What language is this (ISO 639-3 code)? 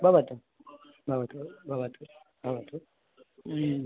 san